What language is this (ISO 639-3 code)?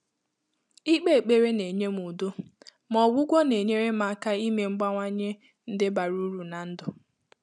ibo